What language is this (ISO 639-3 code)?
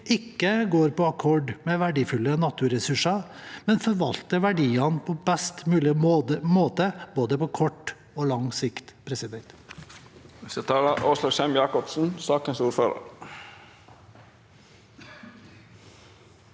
nor